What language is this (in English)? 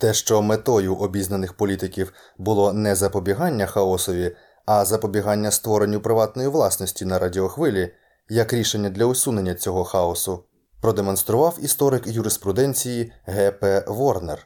Ukrainian